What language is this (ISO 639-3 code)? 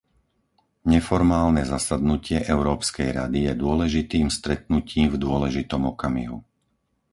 slk